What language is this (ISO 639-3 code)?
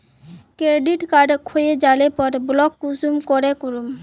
mag